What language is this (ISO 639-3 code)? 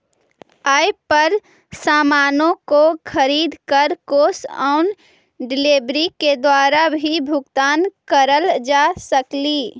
mag